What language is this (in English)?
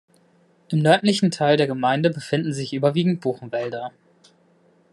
German